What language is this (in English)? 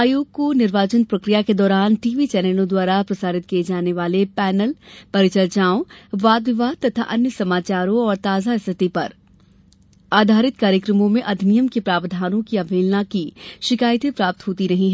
Hindi